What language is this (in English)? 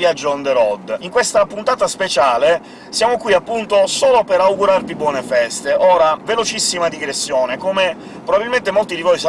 Italian